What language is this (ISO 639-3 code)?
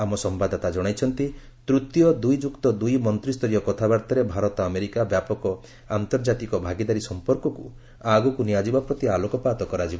ori